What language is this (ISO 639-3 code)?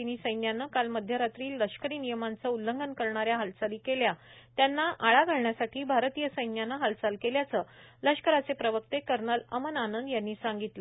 mar